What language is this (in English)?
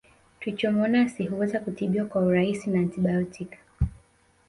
Swahili